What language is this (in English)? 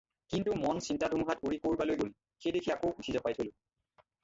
Assamese